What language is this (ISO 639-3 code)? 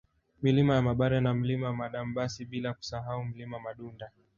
swa